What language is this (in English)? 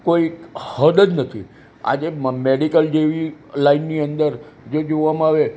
Gujarati